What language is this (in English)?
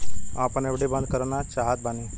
Bhojpuri